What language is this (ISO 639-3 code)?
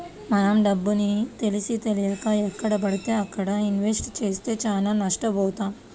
tel